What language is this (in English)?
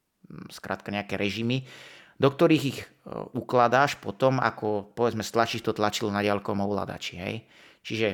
Slovak